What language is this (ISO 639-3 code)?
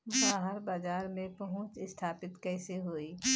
bho